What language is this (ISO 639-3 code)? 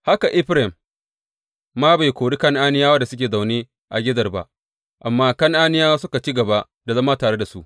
hau